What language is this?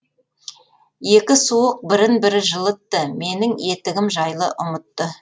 Kazakh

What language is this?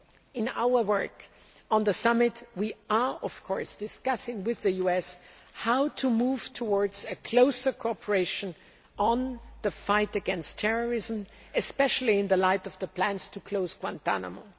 English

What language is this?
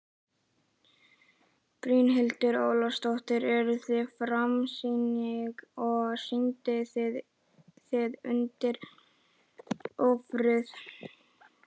Icelandic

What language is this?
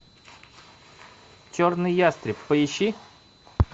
Russian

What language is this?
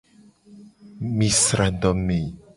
Gen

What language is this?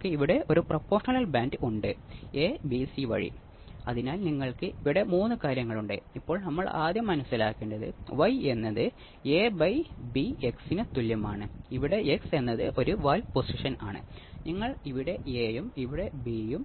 Malayalam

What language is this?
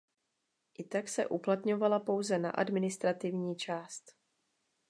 Czech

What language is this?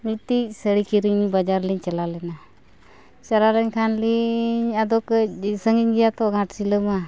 Santali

